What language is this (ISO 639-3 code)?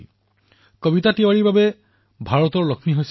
asm